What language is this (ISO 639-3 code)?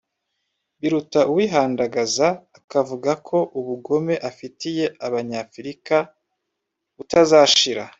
kin